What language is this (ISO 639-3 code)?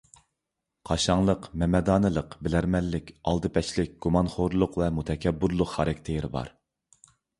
uig